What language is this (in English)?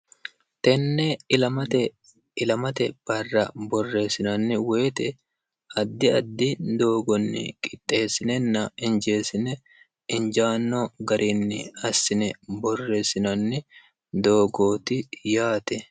Sidamo